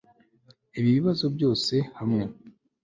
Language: Kinyarwanda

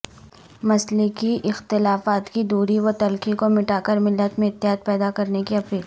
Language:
Urdu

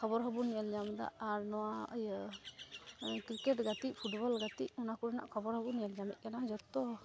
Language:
Santali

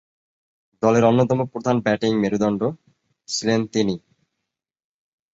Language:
Bangla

